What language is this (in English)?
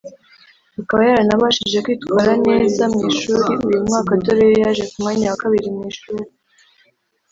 Kinyarwanda